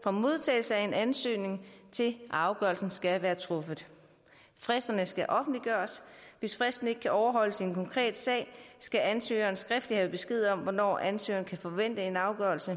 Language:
Danish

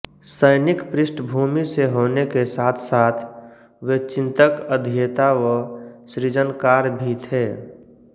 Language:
Hindi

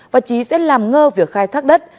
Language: Vietnamese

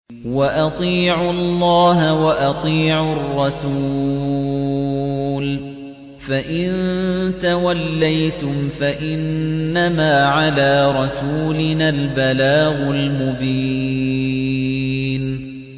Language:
Arabic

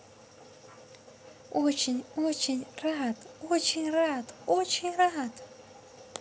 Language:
Russian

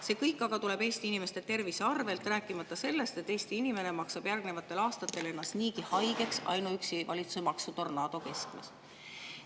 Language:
Estonian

